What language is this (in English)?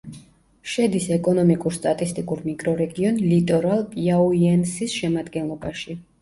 Georgian